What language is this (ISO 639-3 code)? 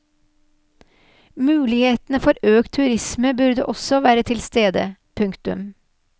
nor